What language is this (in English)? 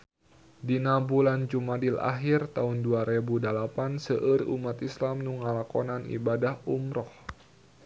Sundanese